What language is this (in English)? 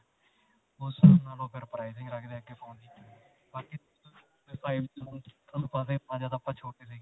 Punjabi